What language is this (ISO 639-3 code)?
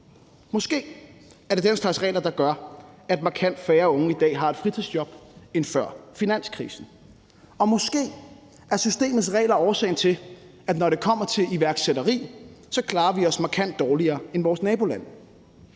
dan